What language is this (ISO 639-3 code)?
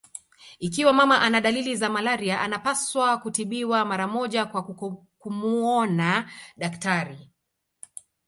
swa